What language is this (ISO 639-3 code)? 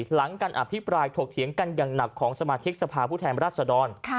tha